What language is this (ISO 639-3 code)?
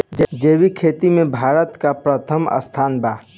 bho